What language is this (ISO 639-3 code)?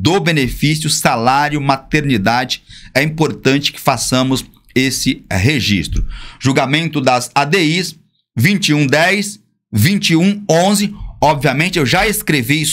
por